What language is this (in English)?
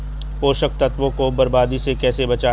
Hindi